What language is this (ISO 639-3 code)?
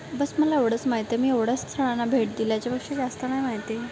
mar